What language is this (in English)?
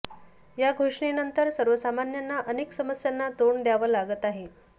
Marathi